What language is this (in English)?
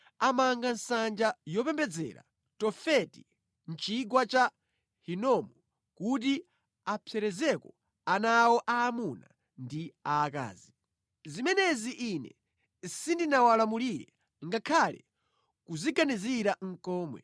Nyanja